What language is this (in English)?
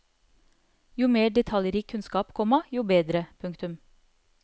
Norwegian